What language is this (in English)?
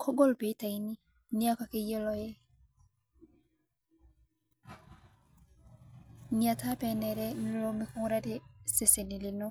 Masai